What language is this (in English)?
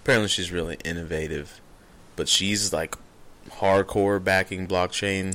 English